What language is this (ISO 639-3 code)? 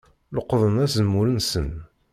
kab